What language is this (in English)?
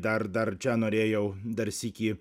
Lithuanian